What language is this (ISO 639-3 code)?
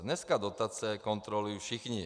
ces